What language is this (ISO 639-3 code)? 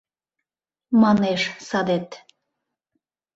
chm